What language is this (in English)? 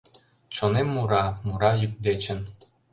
Mari